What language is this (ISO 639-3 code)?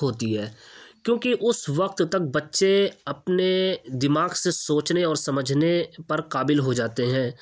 urd